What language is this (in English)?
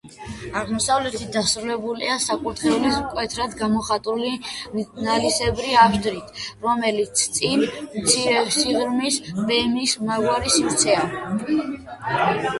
Georgian